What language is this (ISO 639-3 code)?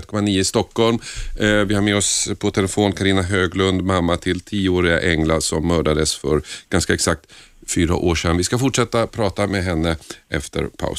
swe